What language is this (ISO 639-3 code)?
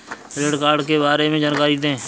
hin